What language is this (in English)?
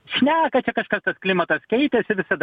Lithuanian